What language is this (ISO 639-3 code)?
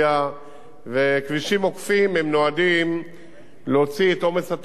heb